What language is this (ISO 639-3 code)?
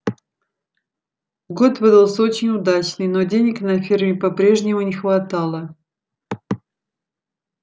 rus